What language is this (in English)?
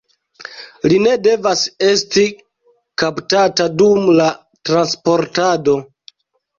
Esperanto